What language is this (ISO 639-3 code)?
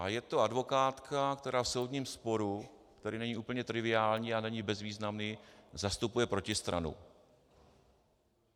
ces